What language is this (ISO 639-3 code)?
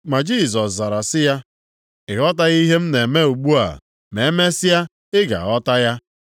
ibo